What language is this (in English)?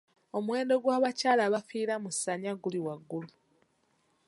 Ganda